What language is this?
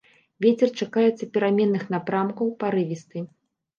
Belarusian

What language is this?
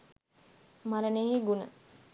Sinhala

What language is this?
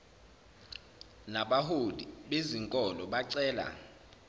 Zulu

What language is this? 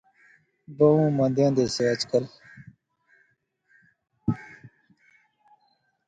Pahari-Potwari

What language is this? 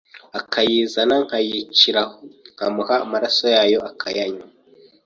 Kinyarwanda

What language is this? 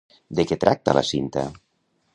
Catalan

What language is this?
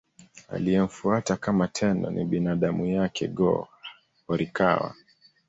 Swahili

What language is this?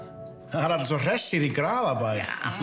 Icelandic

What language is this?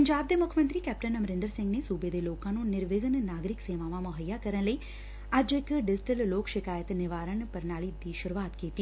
Punjabi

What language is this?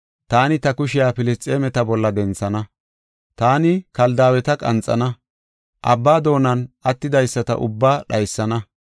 Gofa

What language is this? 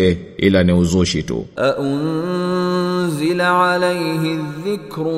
Swahili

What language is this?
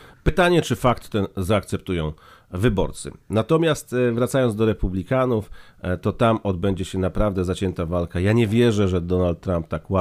Polish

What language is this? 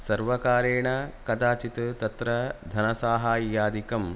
Sanskrit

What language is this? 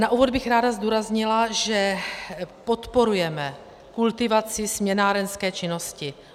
Czech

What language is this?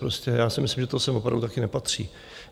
Czech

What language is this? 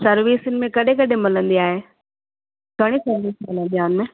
Sindhi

